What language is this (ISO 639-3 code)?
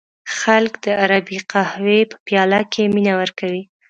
pus